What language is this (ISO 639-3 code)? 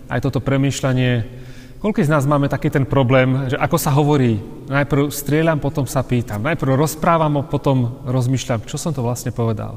slk